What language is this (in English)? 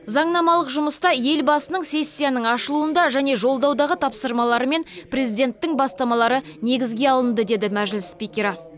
Kazakh